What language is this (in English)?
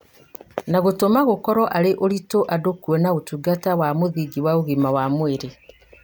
Kikuyu